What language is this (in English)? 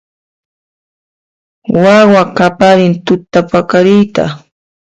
Puno Quechua